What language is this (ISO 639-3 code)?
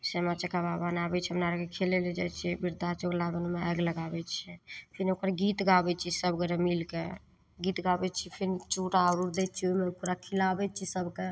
mai